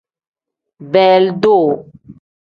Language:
Tem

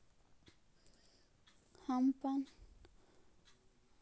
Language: Magahi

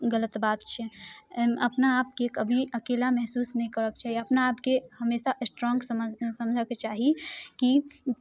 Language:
Maithili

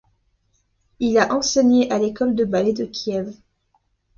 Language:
French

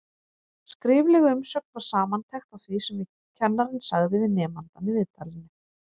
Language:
Icelandic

